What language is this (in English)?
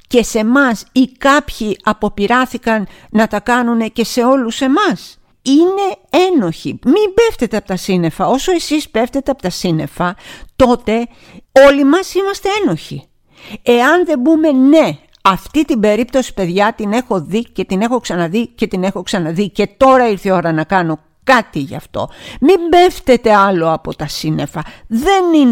Greek